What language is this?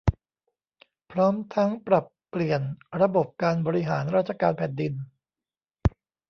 Thai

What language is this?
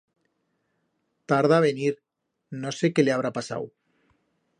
Aragonese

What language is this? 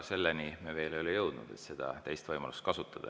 Estonian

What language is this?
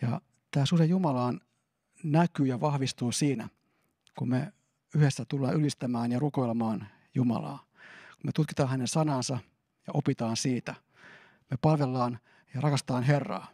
Finnish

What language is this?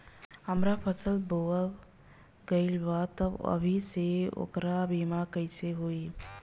Bhojpuri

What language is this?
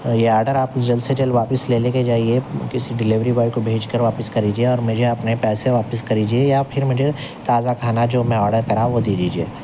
Urdu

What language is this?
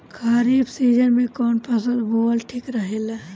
Bhojpuri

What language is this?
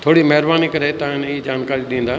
Sindhi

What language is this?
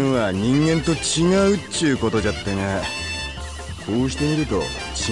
Japanese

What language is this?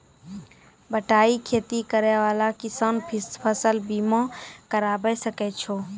Maithili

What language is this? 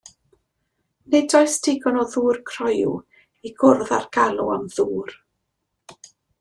Welsh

